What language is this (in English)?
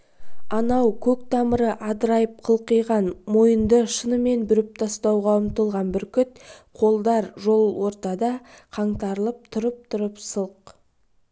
Kazakh